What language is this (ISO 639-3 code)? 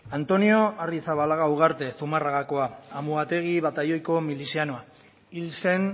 eus